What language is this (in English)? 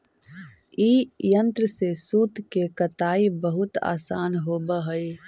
Magahi